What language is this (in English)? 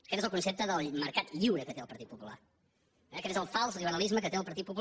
Catalan